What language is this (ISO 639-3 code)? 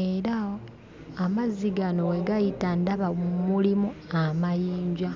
lug